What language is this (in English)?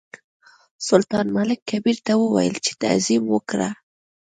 Pashto